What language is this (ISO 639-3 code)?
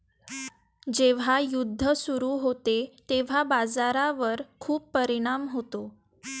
mar